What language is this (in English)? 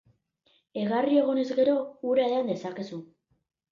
Basque